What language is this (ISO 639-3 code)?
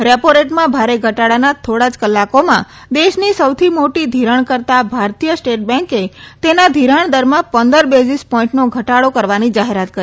guj